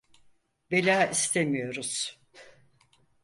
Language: Turkish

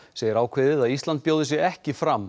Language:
Icelandic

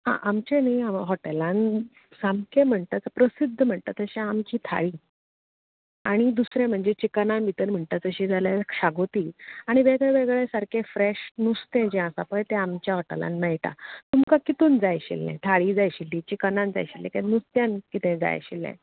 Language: Konkani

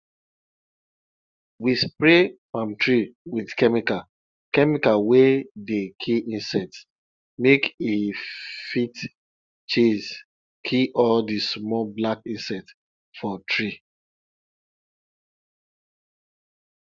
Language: Nigerian Pidgin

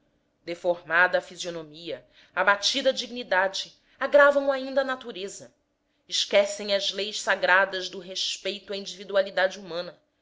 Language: Portuguese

